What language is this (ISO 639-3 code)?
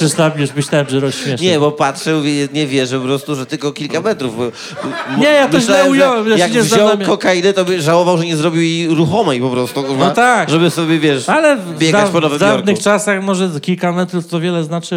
pol